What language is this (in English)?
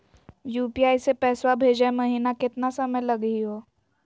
Magahi